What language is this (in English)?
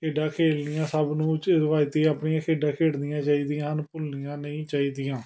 Punjabi